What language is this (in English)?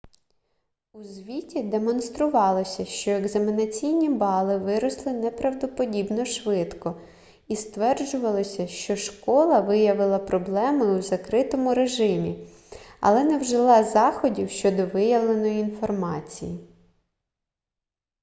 Ukrainian